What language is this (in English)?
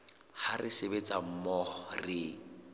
Southern Sotho